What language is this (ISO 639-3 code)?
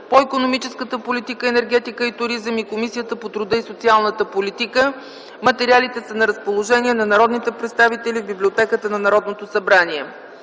bul